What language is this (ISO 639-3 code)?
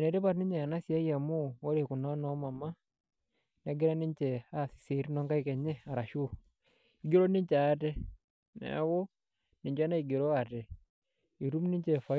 mas